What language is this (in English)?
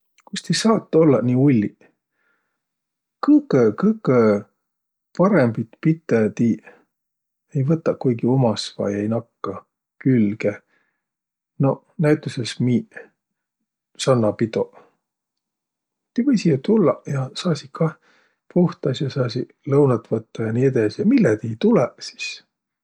Võro